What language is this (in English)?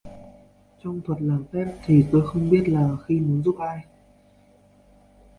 Vietnamese